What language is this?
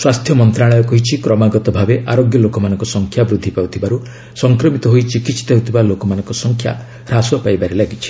Odia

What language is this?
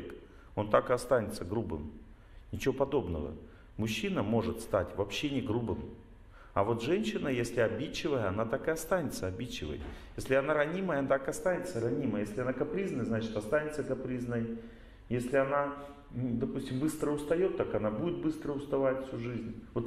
Russian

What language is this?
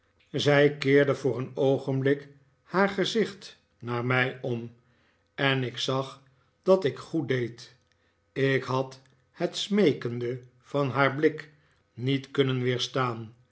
Dutch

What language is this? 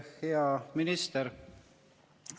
Estonian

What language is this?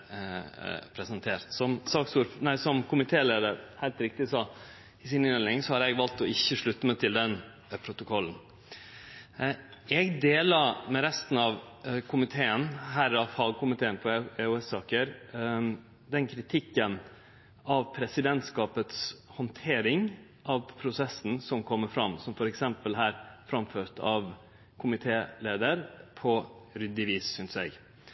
Norwegian Nynorsk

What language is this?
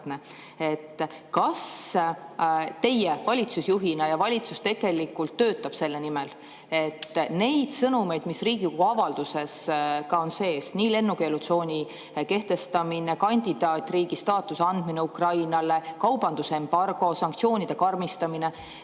Estonian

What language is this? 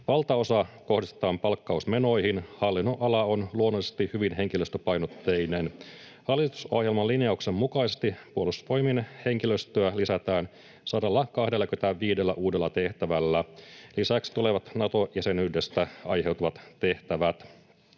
Finnish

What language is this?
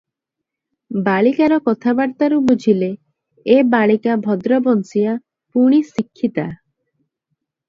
Odia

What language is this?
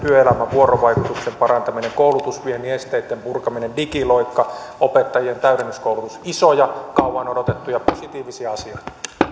Finnish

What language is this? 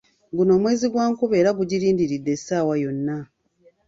Ganda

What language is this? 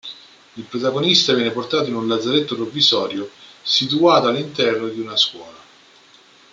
Italian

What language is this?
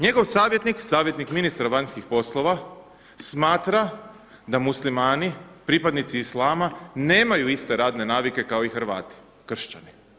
Croatian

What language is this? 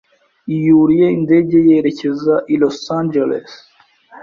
Kinyarwanda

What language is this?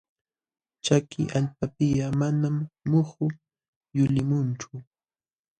Jauja Wanca Quechua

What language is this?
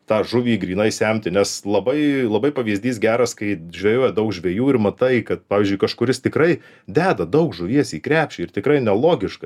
Lithuanian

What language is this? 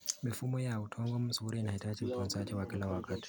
Kalenjin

